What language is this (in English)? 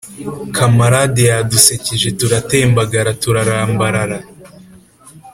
Kinyarwanda